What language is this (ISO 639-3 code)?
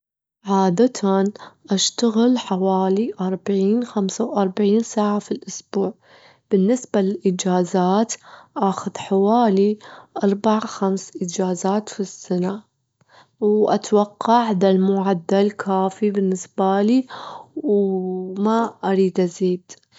afb